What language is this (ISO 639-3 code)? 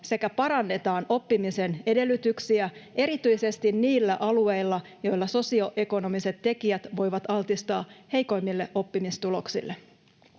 fin